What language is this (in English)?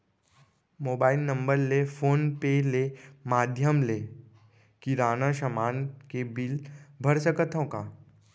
Chhattisgarhi